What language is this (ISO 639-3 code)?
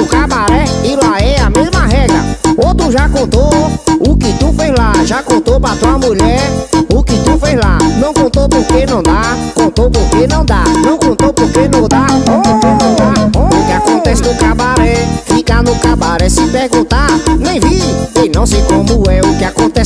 por